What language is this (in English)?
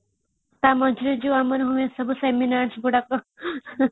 Odia